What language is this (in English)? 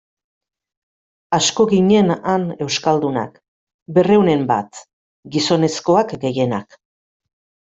Basque